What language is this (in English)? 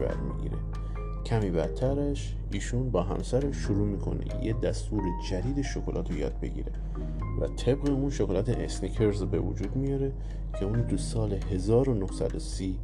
Persian